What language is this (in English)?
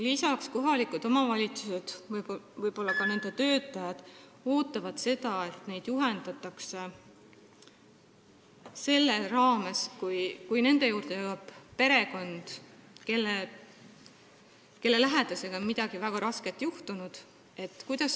Estonian